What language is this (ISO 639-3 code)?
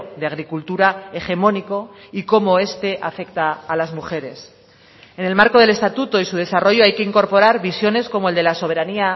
spa